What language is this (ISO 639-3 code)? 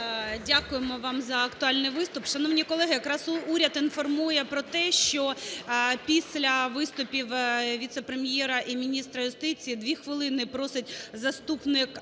ukr